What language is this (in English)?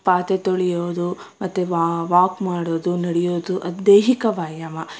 Kannada